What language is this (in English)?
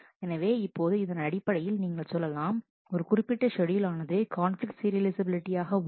Tamil